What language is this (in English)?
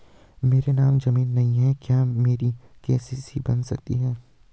Hindi